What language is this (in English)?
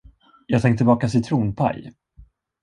Swedish